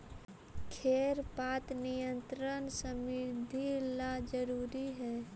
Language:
Magahi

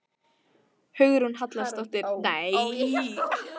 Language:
Icelandic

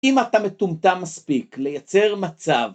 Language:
Hebrew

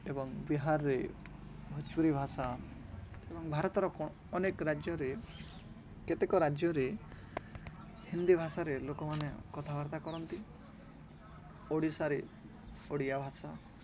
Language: Odia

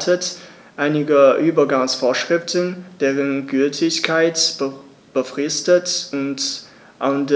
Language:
German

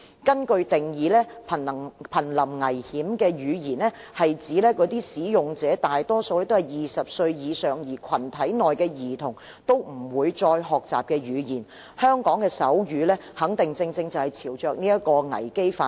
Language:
Cantonese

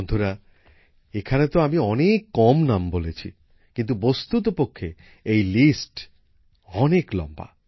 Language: Bangla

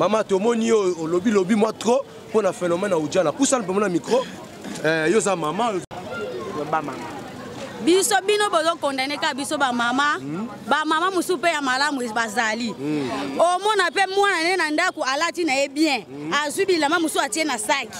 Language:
French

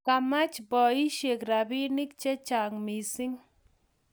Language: Kalenjin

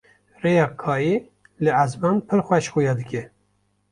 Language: Kurdish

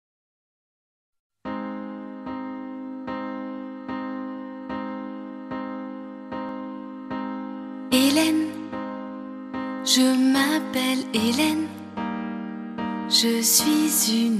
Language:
French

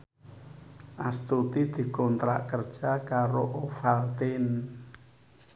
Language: Javanese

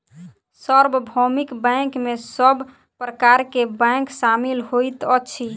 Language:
Maithili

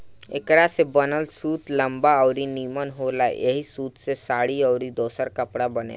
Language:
Bhojpuri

